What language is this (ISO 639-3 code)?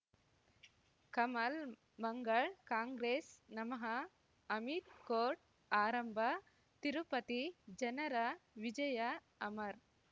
kan